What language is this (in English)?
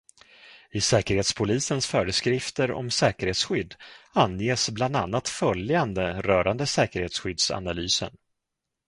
Swedish